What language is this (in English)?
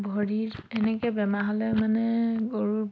Assamese